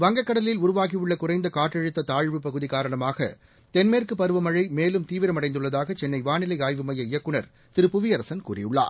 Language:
Tamil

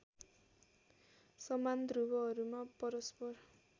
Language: Nepali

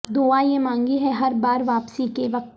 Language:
Urdu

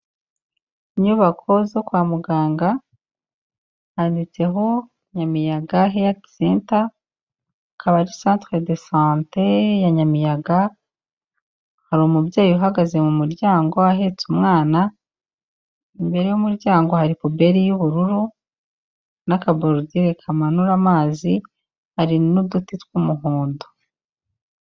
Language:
Kinyarwanda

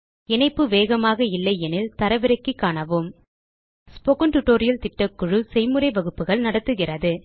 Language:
Tamil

